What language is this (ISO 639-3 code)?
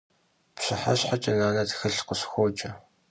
kbd